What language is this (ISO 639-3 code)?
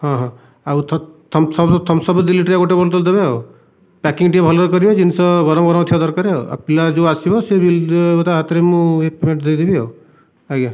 ori